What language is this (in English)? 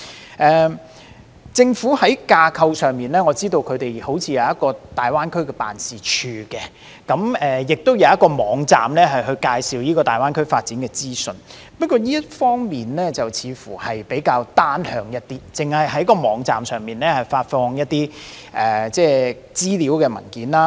Cantonese